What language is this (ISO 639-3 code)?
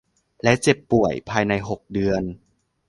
tha